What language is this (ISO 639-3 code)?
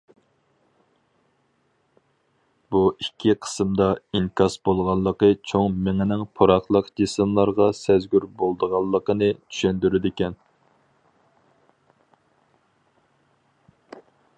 uig